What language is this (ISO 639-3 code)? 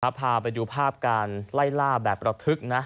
tha